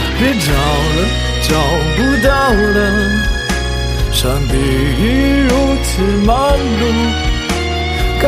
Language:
Chinese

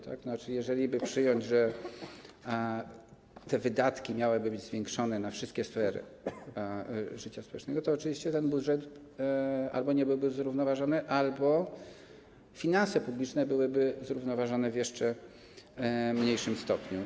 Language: Polish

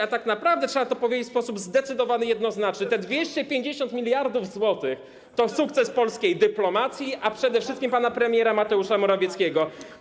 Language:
Polish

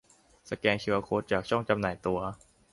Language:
Thai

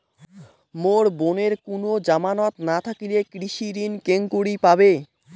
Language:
Bangla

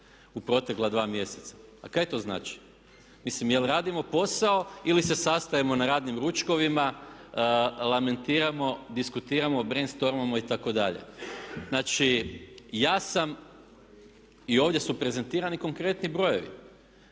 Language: Croatian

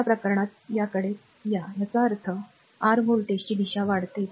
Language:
Marathi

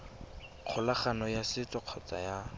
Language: Tswana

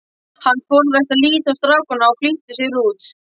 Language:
Icelandic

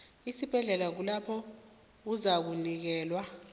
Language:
South Ndebele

